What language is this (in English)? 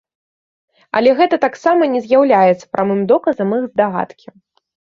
Belarusian